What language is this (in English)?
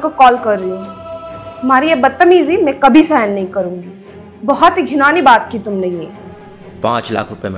Hindi